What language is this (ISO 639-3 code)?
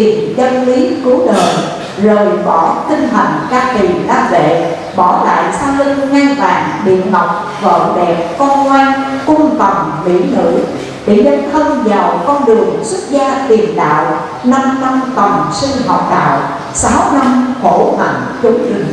vie